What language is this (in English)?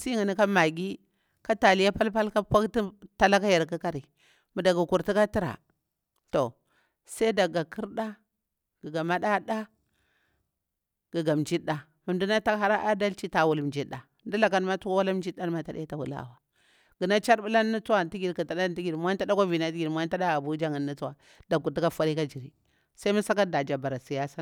Bura-Pabir